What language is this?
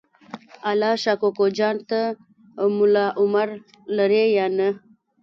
Pashto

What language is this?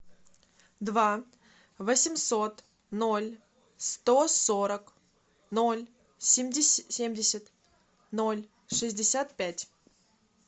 Russian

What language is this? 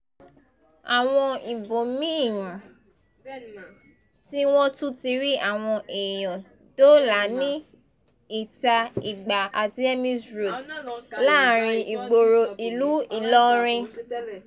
Yoruba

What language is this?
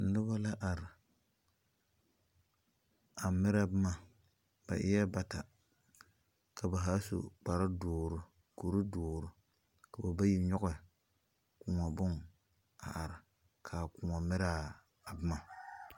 Southern Dagaare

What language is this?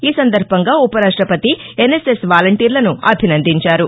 Telugu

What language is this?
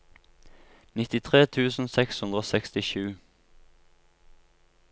Norwegian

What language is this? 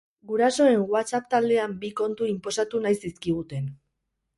Basque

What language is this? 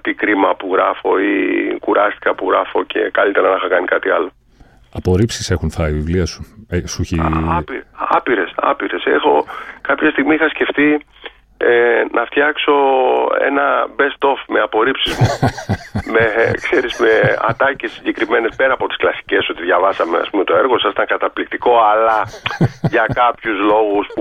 Greek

